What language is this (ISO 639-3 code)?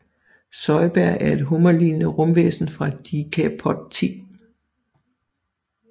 dan